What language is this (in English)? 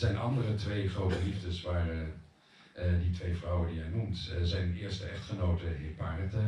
Dutch